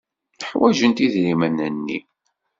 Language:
Kabyle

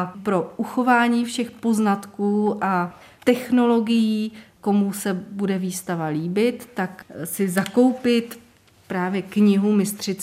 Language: Czech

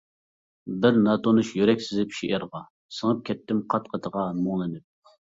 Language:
Uyghur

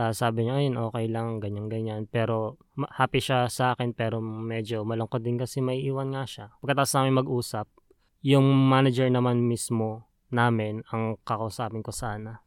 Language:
Filipino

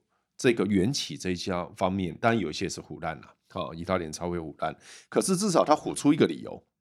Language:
Chinese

